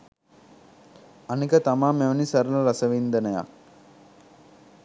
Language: Sinhala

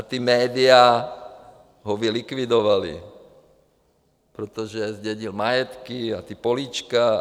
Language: Czech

